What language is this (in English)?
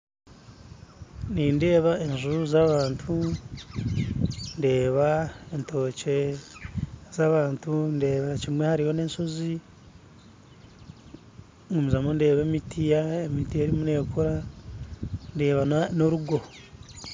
Nyankole